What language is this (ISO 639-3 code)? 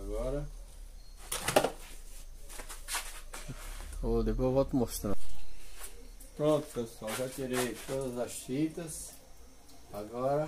por